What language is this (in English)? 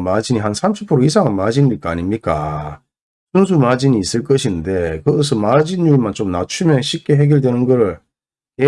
Korean